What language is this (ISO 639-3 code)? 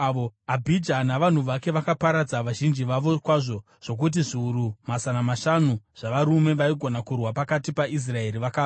sna